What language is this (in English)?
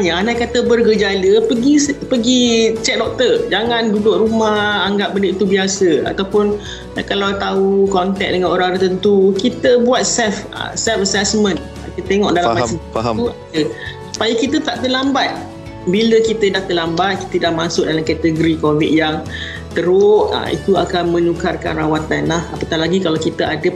Malay